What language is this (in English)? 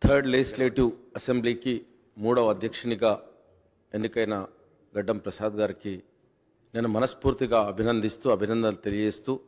Telugu